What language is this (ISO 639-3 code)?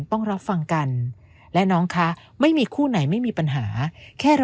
tha